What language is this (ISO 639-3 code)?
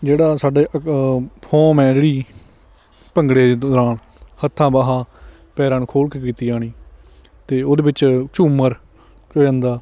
pan